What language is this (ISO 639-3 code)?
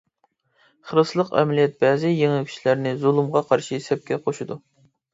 uig